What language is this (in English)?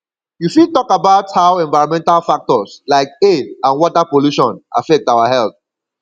Nigerian Pidgin